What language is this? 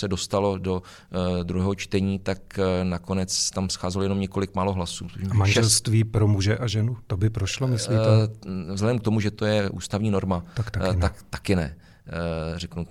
Czech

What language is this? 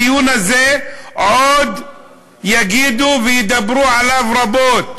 Hebrew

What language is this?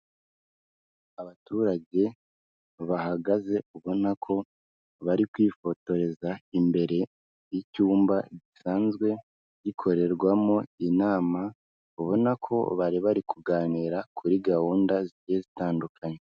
Kinyarwanda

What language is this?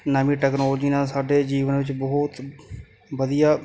Punjabi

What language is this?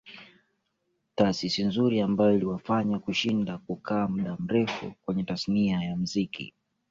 Swahili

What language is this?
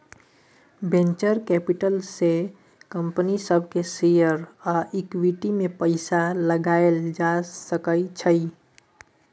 Maithili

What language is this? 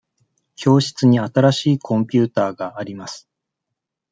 Japanese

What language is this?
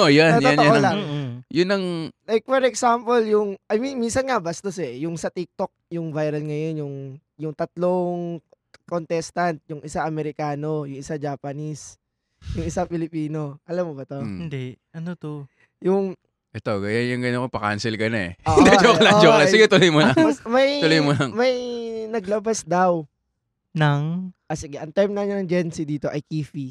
Filipino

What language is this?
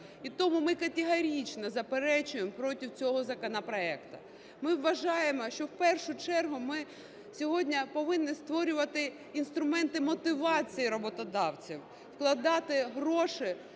Ukrainian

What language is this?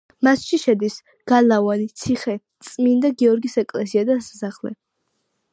Georgian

